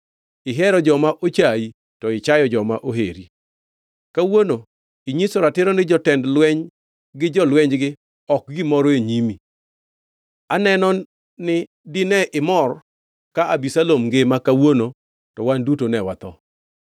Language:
Luo (Kenya and Tanzania)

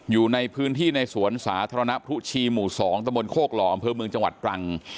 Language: Thai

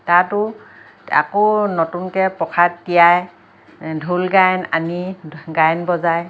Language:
Assamese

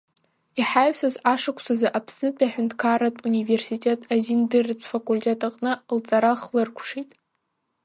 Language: Abkhazian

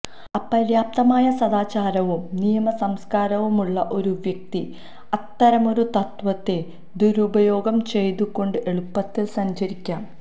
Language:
Malayalam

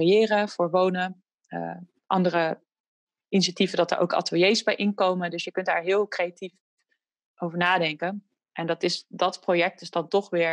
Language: Dutch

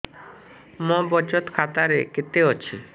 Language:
Odia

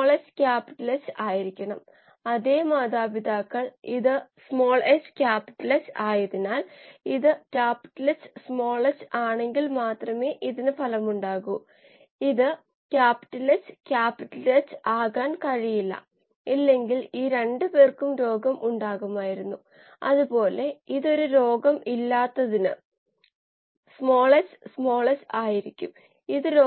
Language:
Malayalam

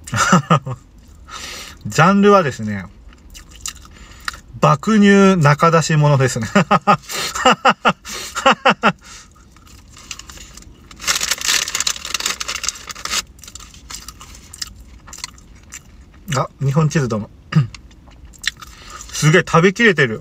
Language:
Japanese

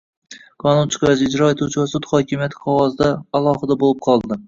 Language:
Uzbek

